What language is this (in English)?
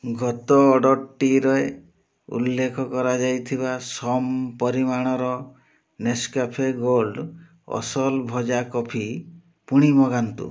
Odia